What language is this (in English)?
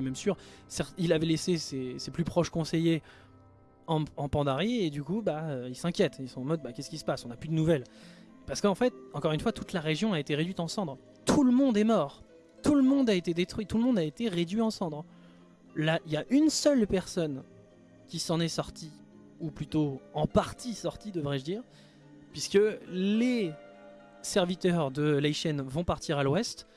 French